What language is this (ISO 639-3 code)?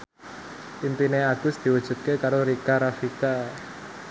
jav